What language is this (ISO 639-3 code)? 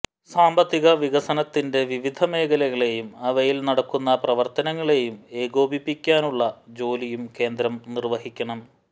mal